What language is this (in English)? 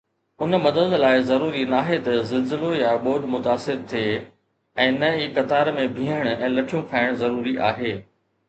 Sindhi